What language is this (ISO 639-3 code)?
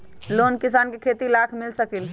mag